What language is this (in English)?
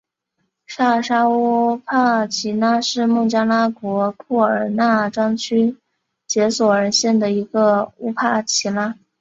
Chinese